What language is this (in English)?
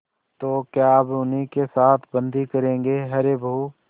Hindi